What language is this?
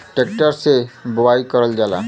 Bhojpuri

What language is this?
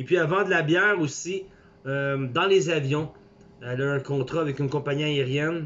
French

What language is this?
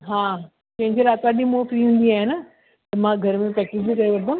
Sindhi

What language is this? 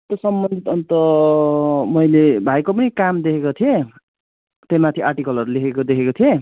Nepali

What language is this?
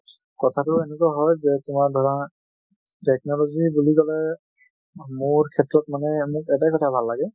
Assamese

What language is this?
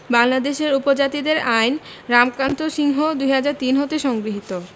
Bangla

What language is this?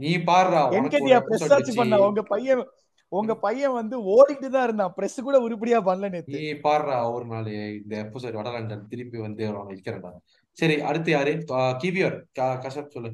Tamil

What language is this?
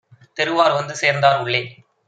Tamil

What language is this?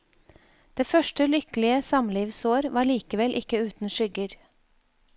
Norwegian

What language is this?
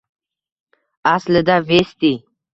Uzbek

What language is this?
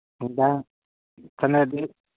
Manipuri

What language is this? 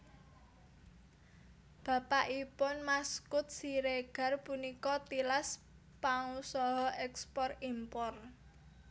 Javanese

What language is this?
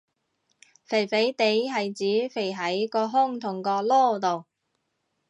Cantonese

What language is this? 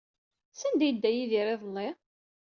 Kabyle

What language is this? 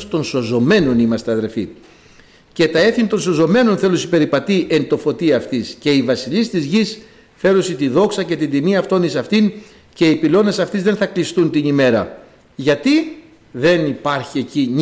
Greek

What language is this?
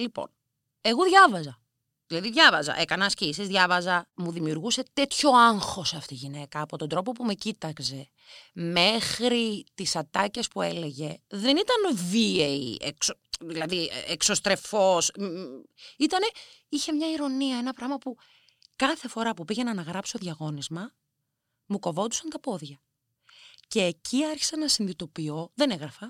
Greek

